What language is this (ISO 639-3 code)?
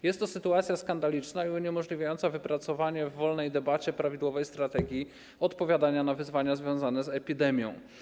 pol